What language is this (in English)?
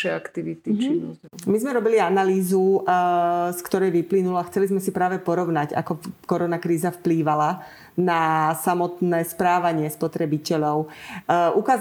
Slovak